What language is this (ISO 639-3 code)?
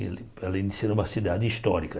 por